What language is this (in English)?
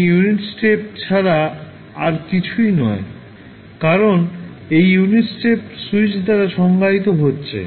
Bangla